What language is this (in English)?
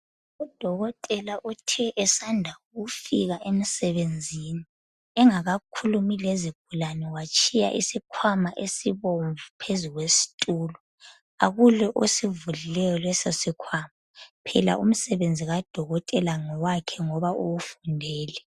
North Ndebele